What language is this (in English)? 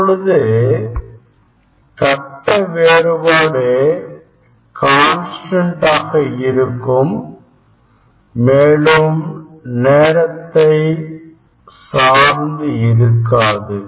Tamil